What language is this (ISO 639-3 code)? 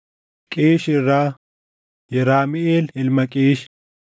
orm